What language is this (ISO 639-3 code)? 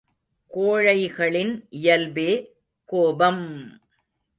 tam